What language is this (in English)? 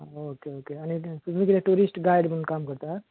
Konkani